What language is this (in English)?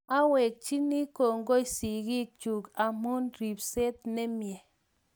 Kalenjin